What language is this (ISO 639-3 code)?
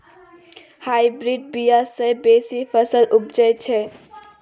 mai